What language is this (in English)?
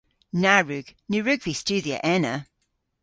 Cornish